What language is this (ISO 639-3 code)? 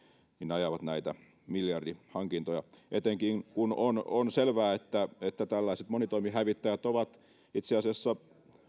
fin